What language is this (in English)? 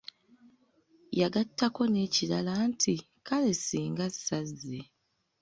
Ganda